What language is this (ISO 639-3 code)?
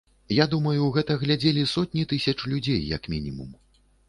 bel